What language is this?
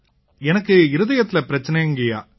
Tamil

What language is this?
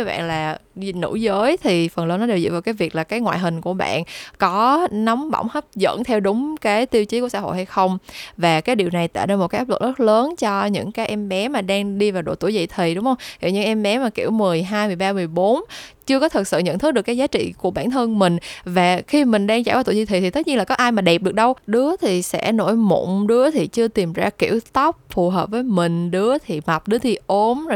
Vietnamese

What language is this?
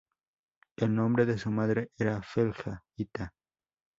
Spanish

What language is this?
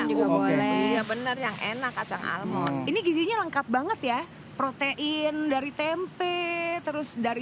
Indonesian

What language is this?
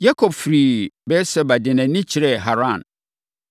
Akan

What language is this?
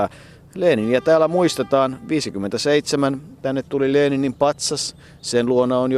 Finnish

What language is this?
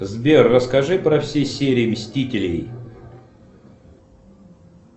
Russian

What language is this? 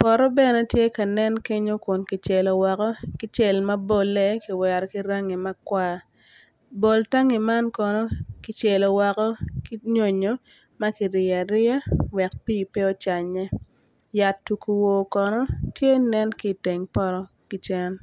Acoli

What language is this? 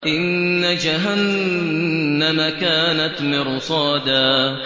Arabic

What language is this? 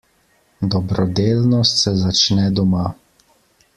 Slovenian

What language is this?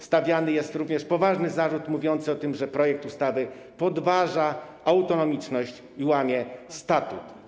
Polish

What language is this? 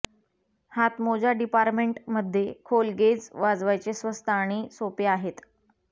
Marathi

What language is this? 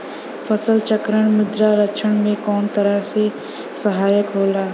Bhojpuri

